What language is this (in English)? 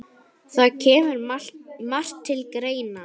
Icelandic